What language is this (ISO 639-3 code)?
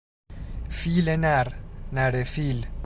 fas